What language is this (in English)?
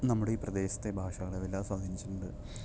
Malayalam